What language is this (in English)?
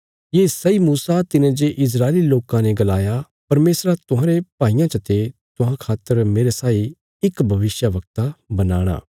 Bilaspuri